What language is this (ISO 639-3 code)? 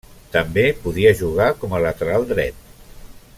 cat